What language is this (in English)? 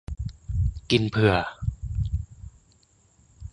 Thai